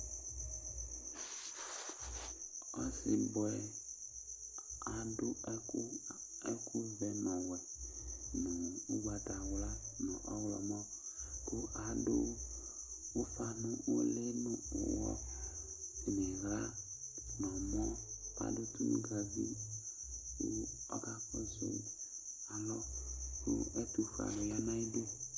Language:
Ikposo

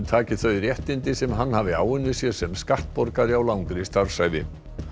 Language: Icelandic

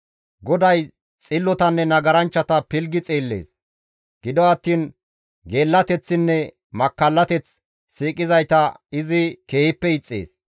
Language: Gamo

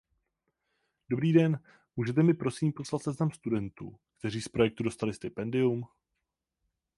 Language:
Czech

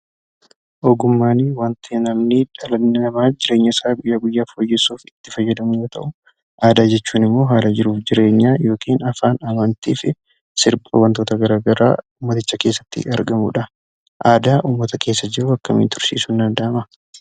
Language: Oromo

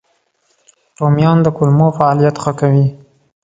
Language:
Pashto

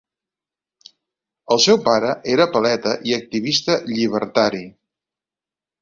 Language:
Catalan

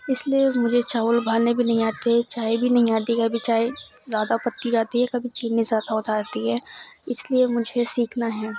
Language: Urdu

